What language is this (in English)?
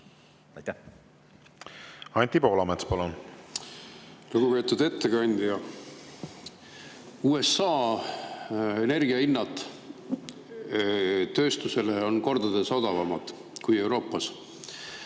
Estonian